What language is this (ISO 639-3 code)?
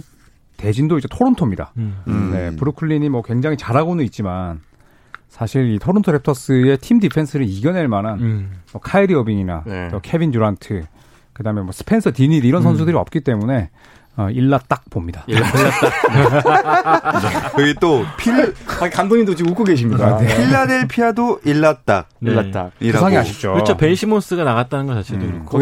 kor